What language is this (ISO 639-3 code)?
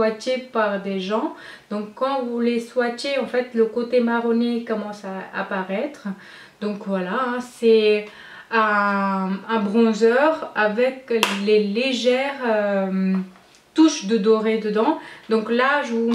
fra